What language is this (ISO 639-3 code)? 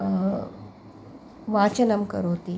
san